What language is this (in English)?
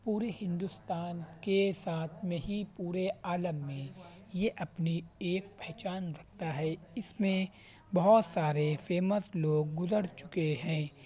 Urdu